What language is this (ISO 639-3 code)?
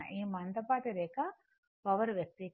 tel